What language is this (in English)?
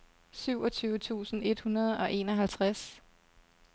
Danish